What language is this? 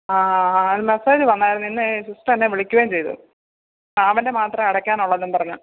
Malayalam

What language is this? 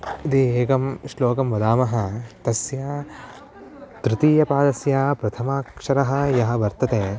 Sanskrit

